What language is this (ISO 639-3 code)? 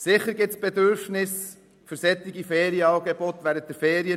gsw